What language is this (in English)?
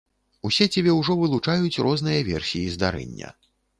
Belarusian